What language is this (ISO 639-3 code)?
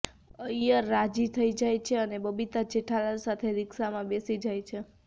guj